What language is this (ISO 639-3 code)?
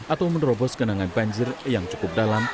ind